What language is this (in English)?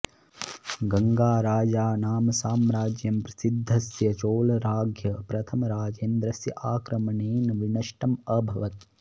Sanskrit